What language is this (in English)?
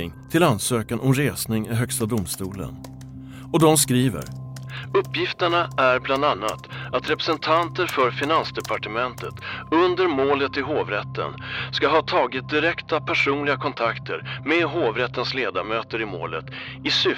Swedish